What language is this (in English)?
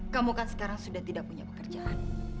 Indonesian